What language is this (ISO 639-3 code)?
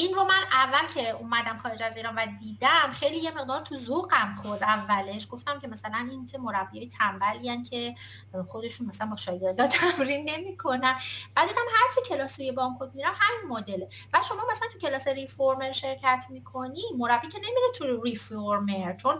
fas